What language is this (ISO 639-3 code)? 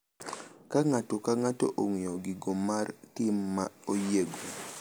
luo